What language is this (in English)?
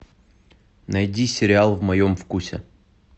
Russian